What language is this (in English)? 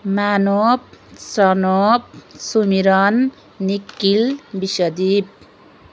Nepali